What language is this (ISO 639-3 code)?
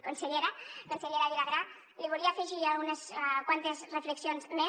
cat